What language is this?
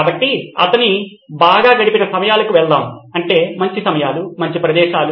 Telugu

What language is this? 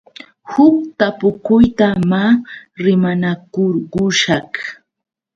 Yauyos Quechua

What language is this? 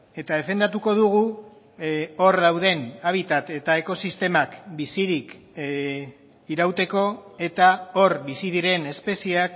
Basque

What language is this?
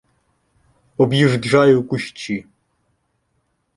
Ukrainian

